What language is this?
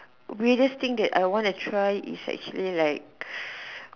English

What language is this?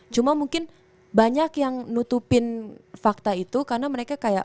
Indonesian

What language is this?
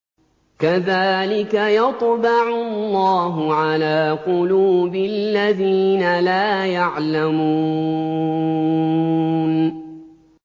Arabic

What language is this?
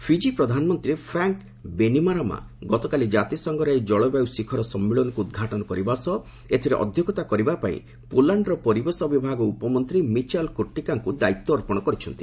Odia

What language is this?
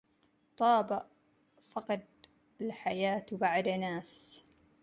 Arabic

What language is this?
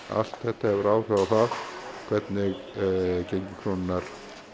Icelandic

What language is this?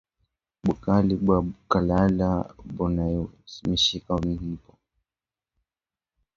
Swahili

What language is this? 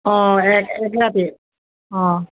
Assamese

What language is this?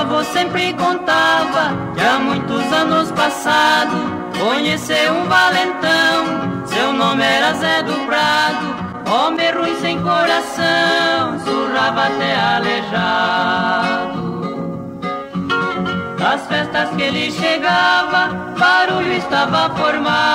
Portuguese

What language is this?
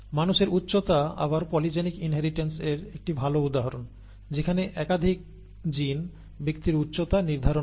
Bangla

